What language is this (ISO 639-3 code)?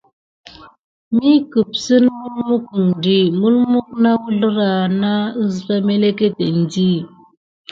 gid